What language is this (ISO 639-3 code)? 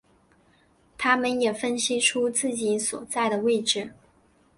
zho